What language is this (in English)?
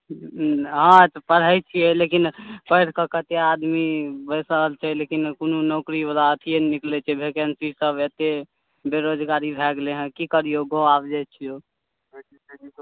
Maithili